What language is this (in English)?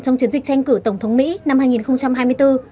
Vietnamese